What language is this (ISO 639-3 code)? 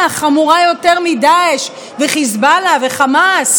heb